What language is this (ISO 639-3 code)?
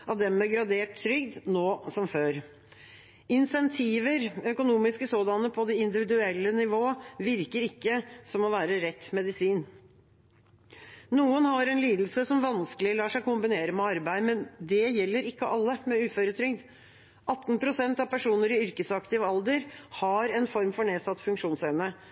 nob